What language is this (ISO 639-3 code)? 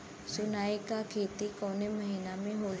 bho